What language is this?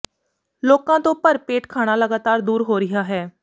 Punjabi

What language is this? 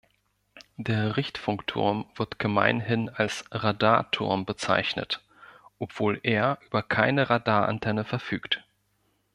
German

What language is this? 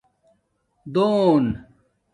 Domaaki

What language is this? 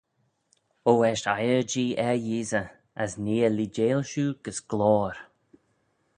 Manx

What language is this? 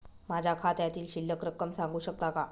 Marathi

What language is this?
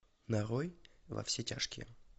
Russian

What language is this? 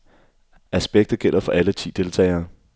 Danish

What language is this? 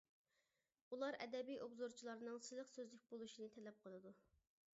Uyghur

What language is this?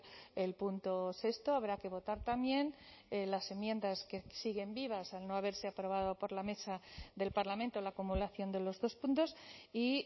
Spanish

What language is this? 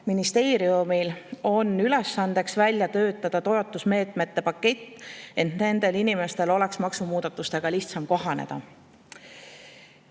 Estonian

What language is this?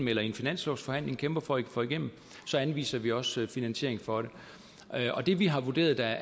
Danish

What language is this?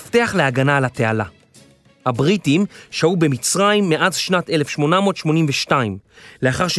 Hebrew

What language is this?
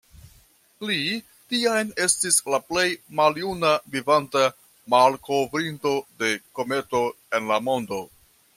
Esperanto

